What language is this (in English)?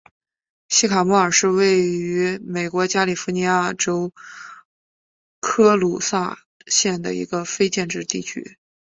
Chinese